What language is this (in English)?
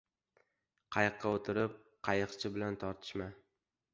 Uzbek